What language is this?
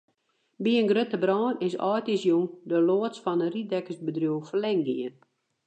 Western Frisian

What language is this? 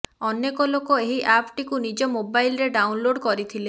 Odia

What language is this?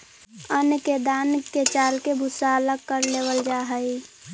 Magahi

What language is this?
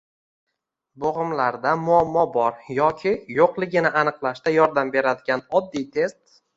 Uzbek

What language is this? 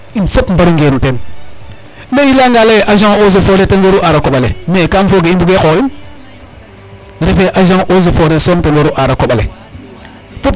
Serer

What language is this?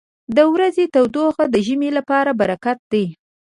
Pashto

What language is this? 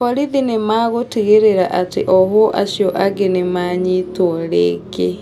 Kikuyu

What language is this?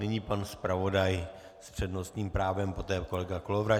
Czech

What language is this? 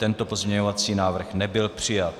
Czech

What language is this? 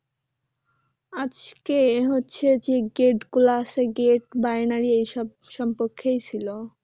Bangla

